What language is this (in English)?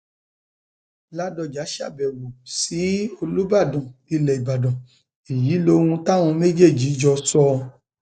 Yoruba